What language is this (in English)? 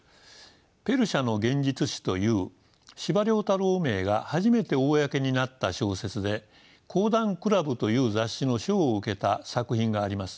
Japanese